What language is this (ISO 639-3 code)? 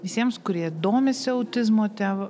lit